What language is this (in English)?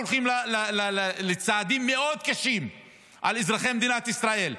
Hebrew